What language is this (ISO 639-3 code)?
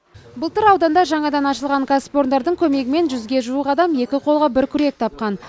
kaz